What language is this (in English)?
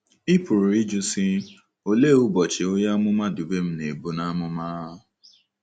Igbo